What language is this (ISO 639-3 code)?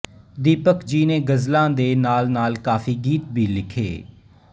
pan